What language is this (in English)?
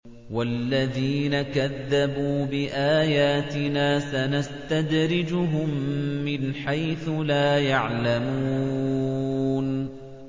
Arabic